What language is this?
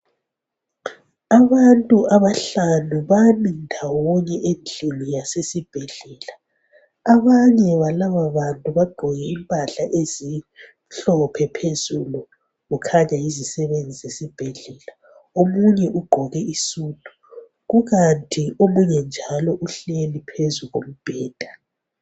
North Ndebele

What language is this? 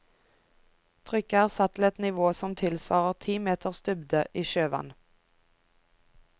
Norwegian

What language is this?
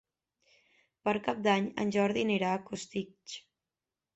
Catalan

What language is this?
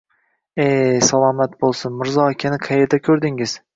Uzbek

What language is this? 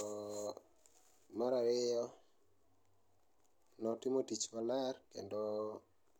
Luo (Kenya and Tanzania)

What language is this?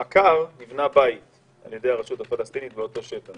Hebrew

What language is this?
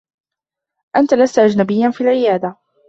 Arabic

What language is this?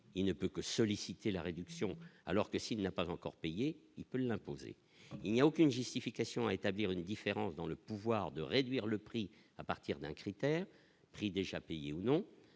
French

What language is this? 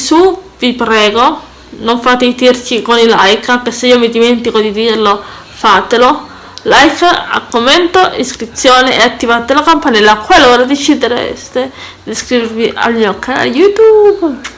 Italian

